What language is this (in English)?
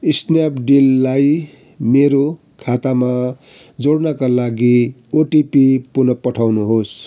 Nepali